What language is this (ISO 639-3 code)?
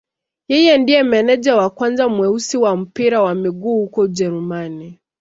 swa